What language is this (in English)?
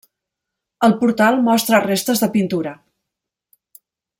Catalan